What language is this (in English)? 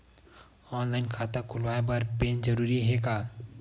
Chhattisgarhi